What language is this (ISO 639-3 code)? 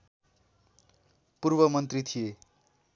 nep